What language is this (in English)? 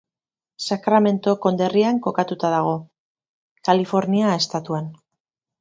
Basque